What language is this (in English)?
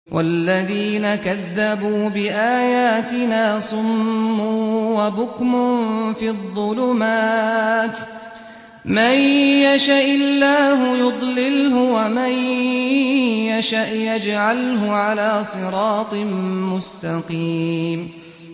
Arabic